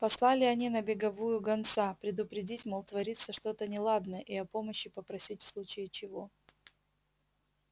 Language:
Russian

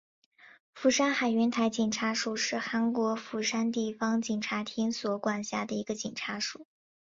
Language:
Chinese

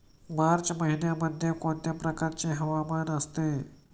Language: Marathi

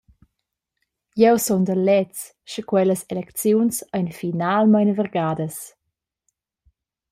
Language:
Romansh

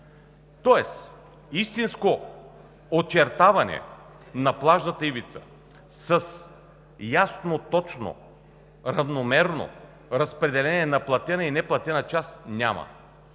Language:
Bulgarian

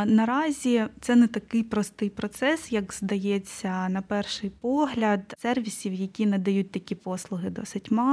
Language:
Ukrainian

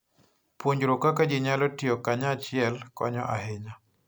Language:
Luo (Kenya and Tanzania)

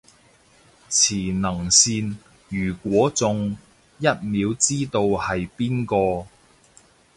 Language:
Cantonese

